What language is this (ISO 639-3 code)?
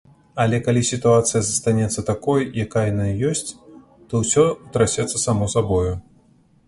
bel